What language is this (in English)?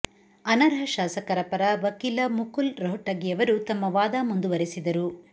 Kannada